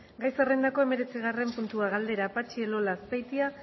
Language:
Basque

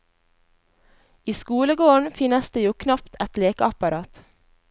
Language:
Norwegian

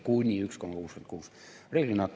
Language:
Estonian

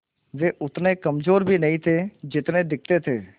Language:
Hindi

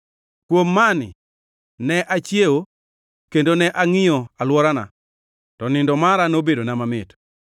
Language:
Luo (Kenya and Tanzania)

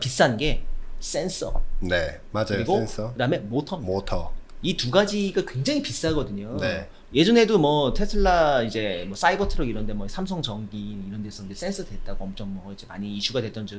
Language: Korean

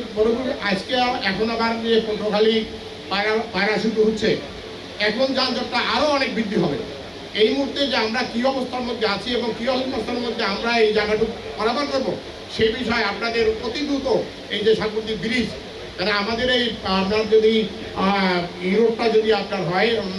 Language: Bangla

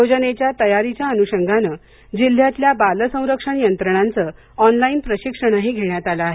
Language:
Marathi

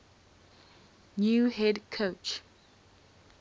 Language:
English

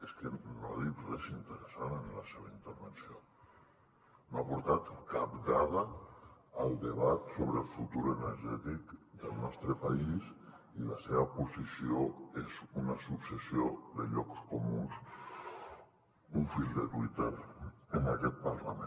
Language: Catalan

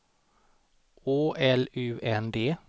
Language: Swedish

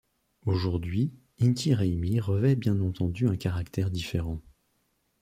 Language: French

